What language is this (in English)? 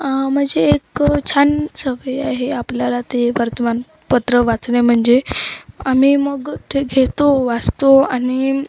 Marathi